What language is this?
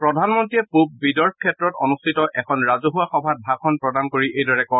Assamese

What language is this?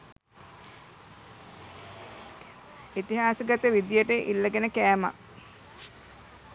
Sinhala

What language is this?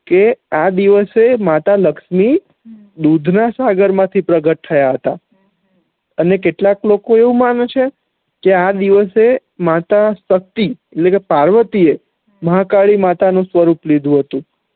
Gujarati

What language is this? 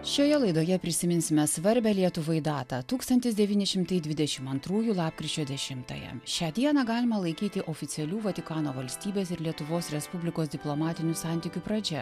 Lithuanian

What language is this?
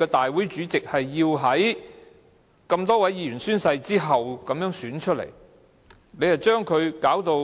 Cantonese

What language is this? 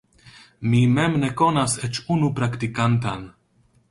Esperanto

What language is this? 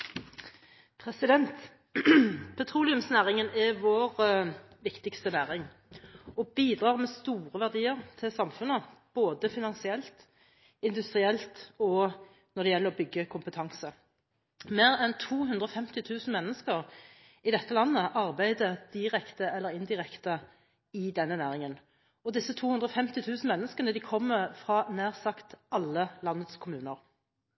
Norwegian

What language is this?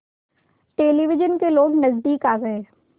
Hindi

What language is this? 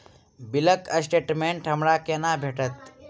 Maithili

